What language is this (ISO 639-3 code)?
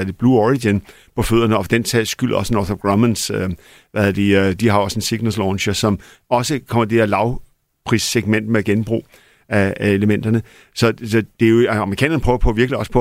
dan